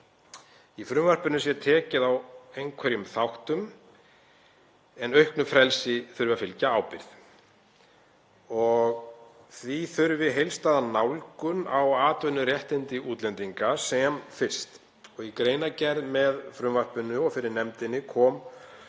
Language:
Icelandic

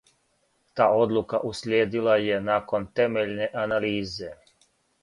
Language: Serbian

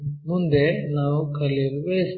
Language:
Kannada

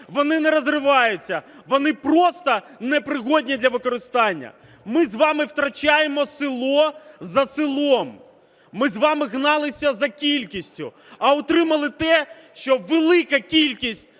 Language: Ukrainian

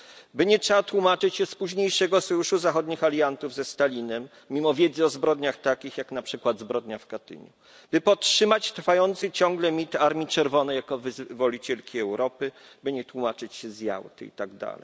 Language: Polish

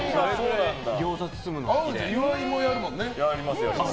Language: Japanese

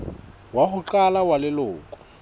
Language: Southern Sotho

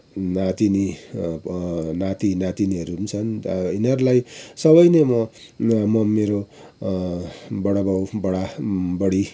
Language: Nepali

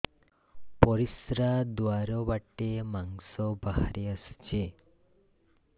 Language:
Odia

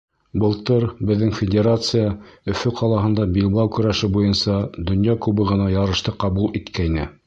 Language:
Bashkir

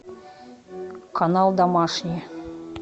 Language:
Russian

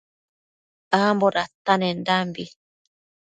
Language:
Matsés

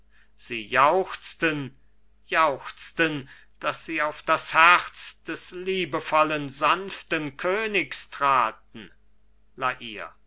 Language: German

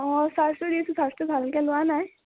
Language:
Assamese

